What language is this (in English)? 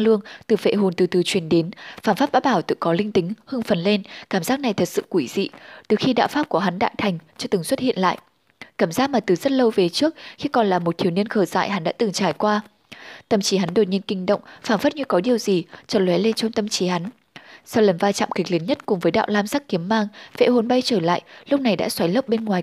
Vietnamese